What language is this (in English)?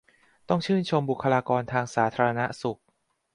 Thai